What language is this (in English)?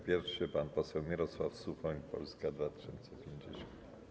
Polish